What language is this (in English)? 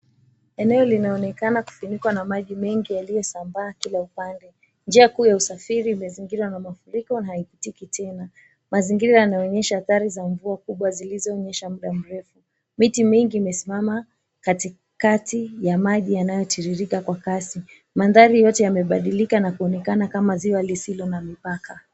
Swahili